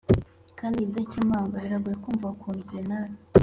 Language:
Kinyarwanda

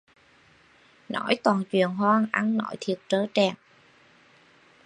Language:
Vietnamese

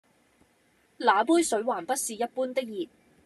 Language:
Cantonese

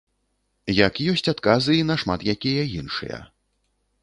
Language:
Belarusian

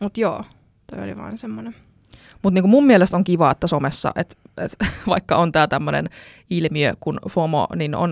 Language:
Finnish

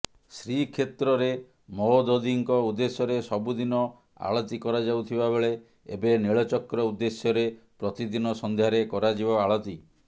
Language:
Odia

